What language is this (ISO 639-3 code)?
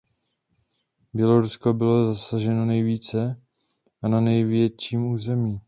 ces